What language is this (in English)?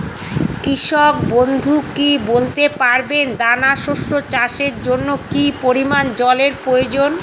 Bangla